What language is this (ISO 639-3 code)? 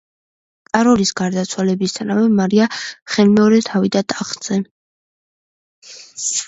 kat